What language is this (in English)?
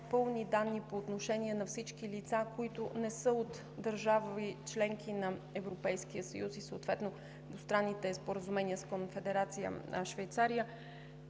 Bulgarian